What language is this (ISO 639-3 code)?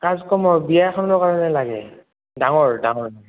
asm